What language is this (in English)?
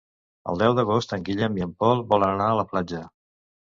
Catalan